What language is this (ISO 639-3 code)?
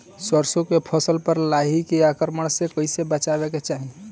bho